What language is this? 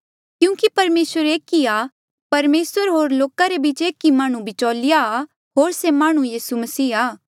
Mandeali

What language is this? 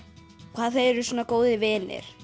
Icelandic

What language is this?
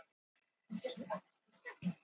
Icelandic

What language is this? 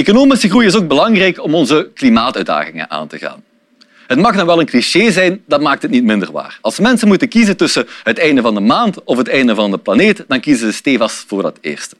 Dutch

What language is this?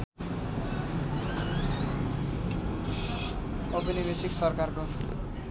Nepali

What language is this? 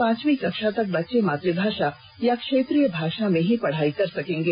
Hindi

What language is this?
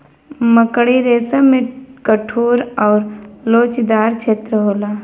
Bhojpuri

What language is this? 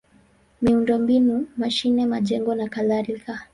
Swahili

